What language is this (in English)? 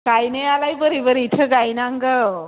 Bodo